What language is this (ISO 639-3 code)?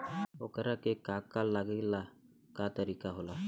bho